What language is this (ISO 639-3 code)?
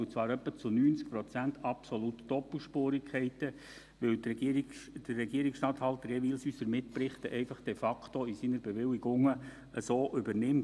gsw